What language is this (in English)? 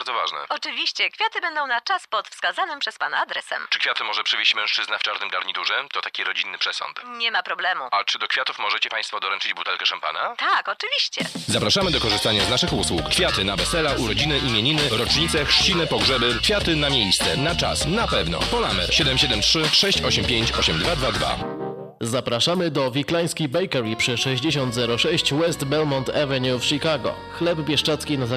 Polish